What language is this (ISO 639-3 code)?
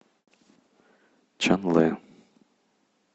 rus